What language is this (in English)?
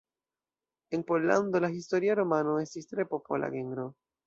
Esperanto